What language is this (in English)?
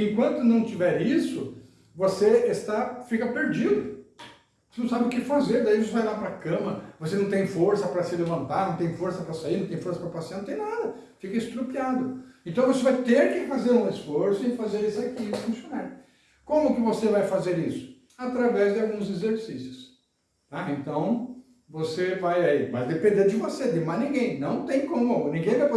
Portuguese